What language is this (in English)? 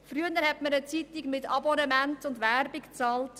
Swiss German